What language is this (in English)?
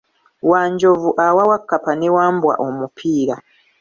Ganda